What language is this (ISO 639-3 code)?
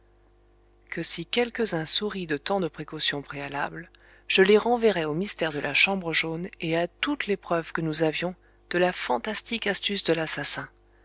fra